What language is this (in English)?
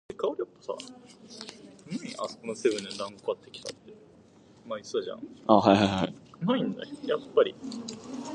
English